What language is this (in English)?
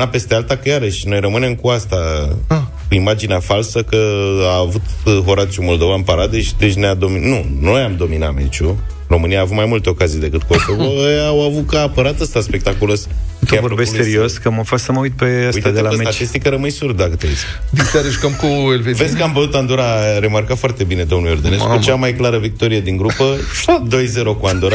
Romanian